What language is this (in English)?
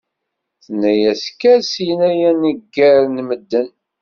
Kabyle